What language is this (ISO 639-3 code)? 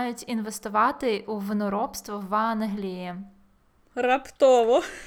ukr